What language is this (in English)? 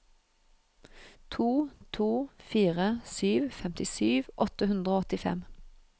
Norwegian